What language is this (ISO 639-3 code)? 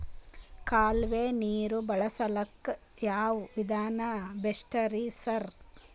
kan